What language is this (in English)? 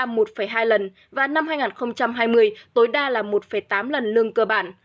Vietnamese